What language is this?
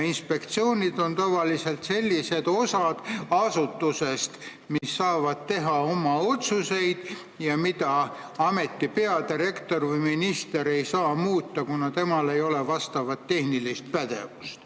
Estonian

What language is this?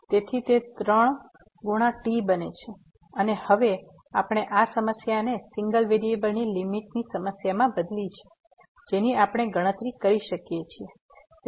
Gujarati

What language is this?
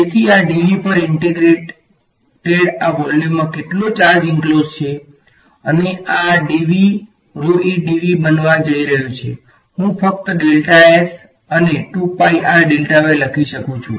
Gujarati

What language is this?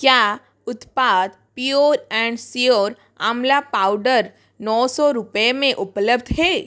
Hindi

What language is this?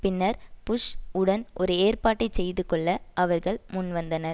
Tamil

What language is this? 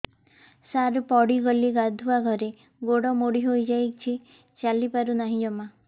Odia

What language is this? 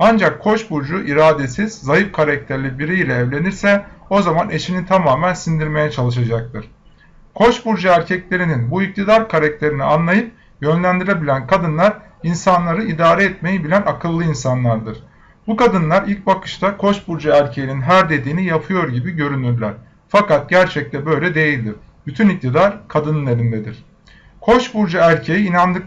Turkish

